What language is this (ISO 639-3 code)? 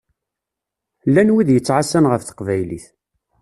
kab